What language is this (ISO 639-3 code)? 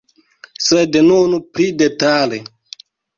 epo